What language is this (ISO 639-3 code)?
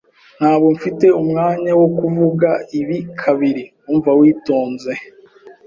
kin